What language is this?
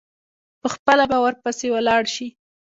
Pashto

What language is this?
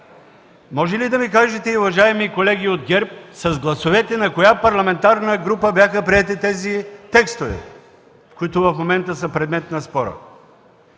Bulgarian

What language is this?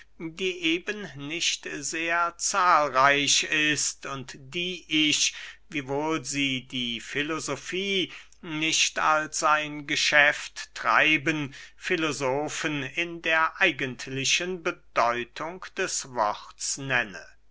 German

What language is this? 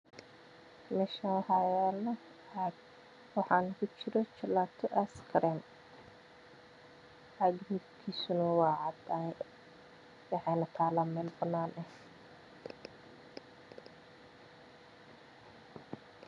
Somali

